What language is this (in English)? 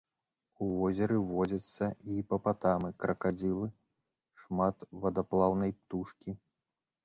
Belarusian